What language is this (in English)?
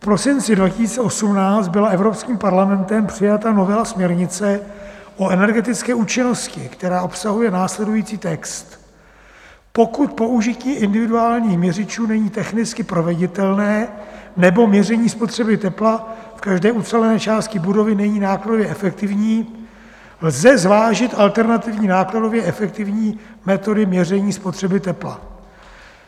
Czech